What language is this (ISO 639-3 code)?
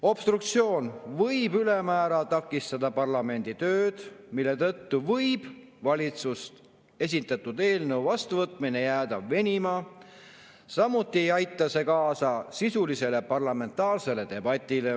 est